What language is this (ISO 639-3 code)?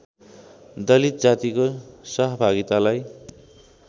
nep